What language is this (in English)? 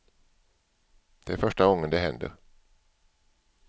Swedish